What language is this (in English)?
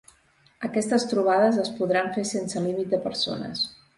Catalan